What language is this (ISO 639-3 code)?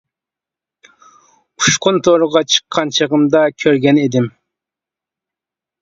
uig